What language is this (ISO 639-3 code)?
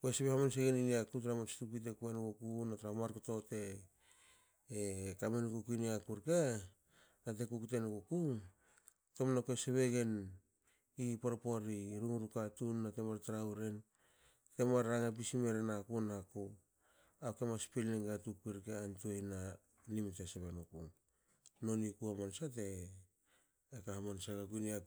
hao